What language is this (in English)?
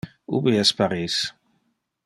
Interlingua